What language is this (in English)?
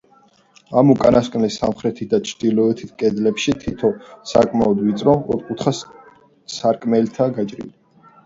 Georgian